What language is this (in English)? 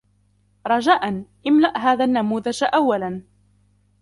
Arabic